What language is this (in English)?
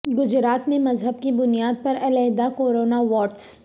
Urdu